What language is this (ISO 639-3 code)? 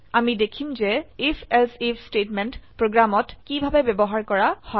asm